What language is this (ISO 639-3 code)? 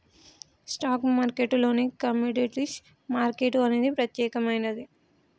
tel